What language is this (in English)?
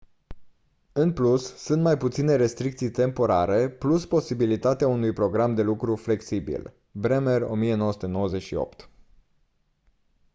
Romanian